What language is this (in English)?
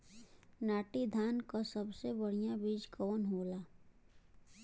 Bhojpuri